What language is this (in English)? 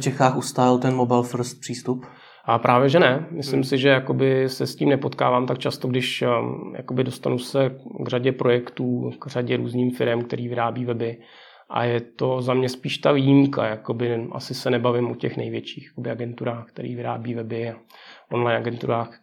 Czech